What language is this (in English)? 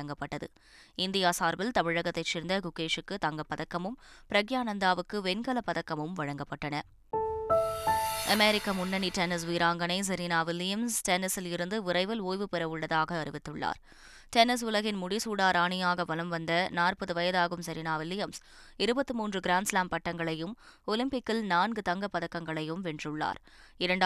Tamil